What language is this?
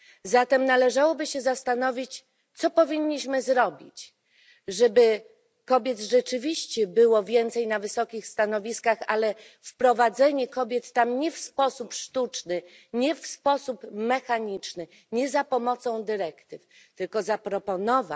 Polish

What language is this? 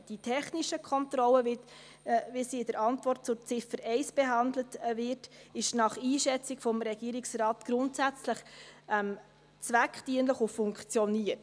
Swiss German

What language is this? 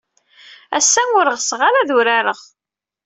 Kabyle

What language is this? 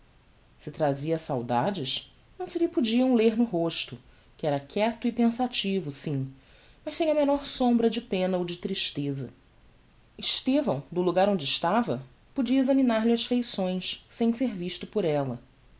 Portuguese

